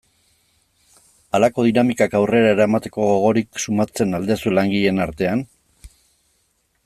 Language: Basque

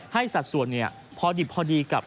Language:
Thai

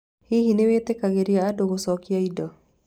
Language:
Kikuyu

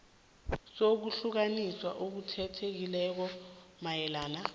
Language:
South Ndebele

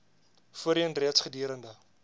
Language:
Afrikaans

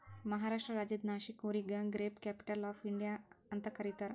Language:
Kannada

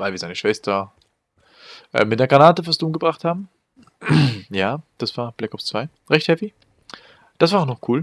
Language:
German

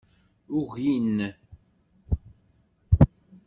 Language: Kabyle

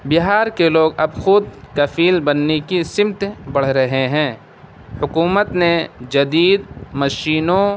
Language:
Urdu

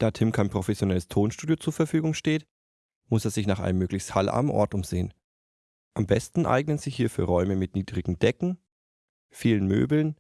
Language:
German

